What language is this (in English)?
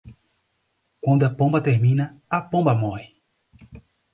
Portuguese